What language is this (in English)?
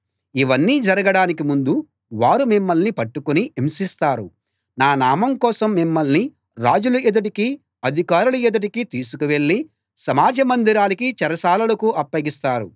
Telugu